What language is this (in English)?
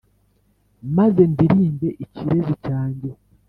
Kinyarwanda